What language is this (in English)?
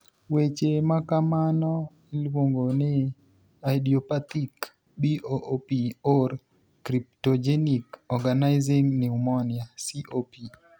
Luo (Kenya and Tanzania)